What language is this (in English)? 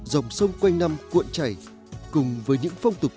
Vietnamese